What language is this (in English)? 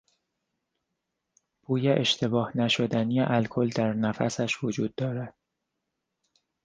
Persian